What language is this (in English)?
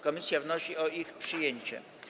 Polish